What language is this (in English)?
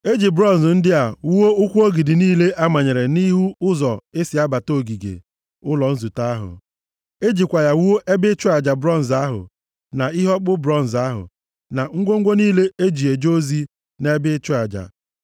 Igbo